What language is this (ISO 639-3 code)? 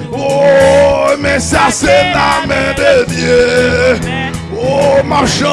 fra